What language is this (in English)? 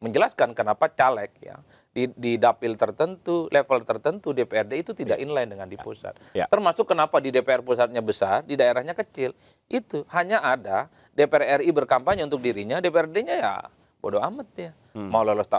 Indonesian